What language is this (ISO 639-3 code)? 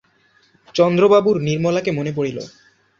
ben